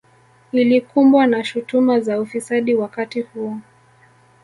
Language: Swahili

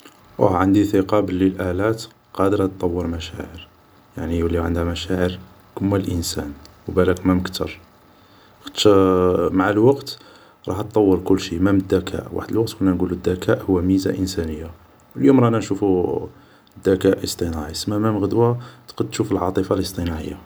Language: Algerian Arabic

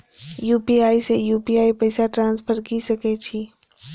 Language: Maithili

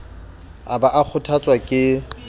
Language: Southern Sotho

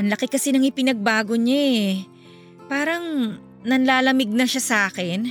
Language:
Filipino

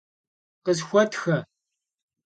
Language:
Kabardian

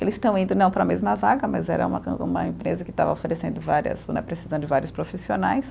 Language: Portuguese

